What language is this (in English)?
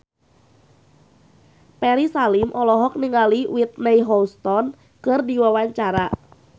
Sundanese